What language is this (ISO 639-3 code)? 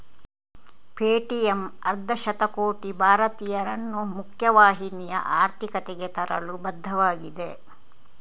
kan